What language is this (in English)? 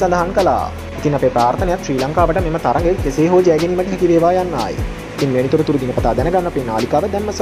Arabic